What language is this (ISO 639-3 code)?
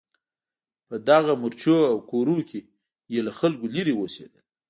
pus